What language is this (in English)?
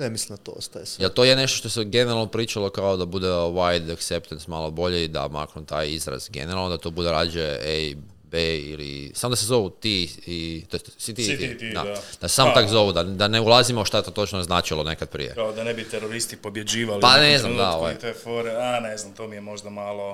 Croatian